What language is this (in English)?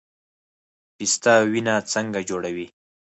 Pashto